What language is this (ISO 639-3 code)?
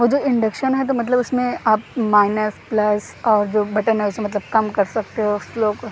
urd